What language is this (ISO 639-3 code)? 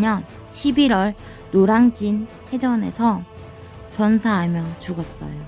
kor